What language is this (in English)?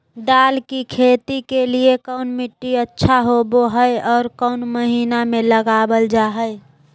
Magahi